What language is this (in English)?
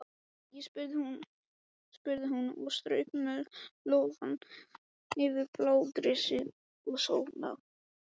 Icelandic